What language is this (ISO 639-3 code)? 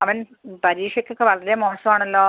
mal